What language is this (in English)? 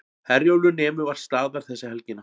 Icelandic